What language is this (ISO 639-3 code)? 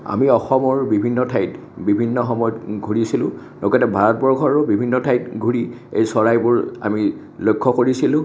asm